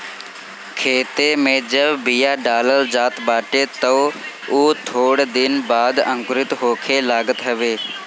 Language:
Bhojpuri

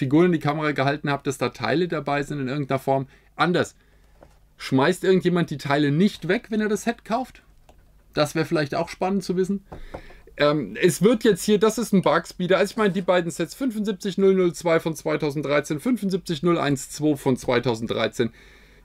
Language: German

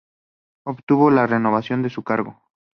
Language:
Spanish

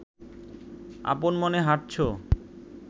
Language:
Bangla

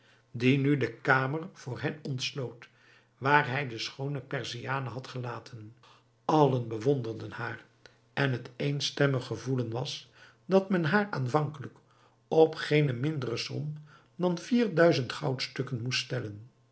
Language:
Dutch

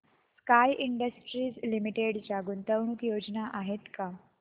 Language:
Marathi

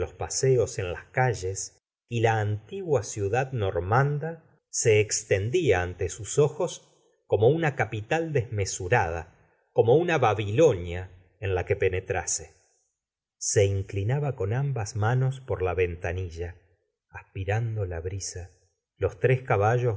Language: Spanish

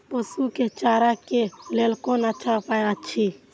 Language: Maithili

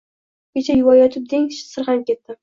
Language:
Uzbek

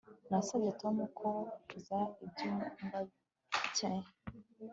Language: Kinyarwanda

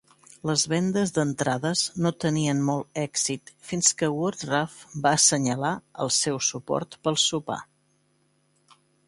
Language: Catalan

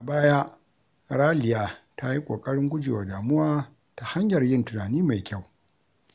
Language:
Hausa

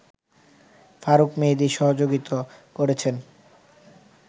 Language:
Bangla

